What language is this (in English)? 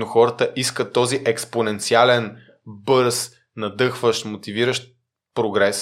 Bulgarian